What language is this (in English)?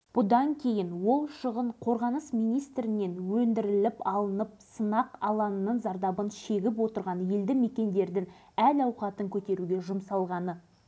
Kazakh